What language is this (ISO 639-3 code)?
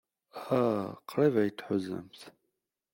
kab